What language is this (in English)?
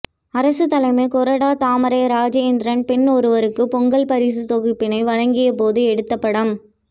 Tamil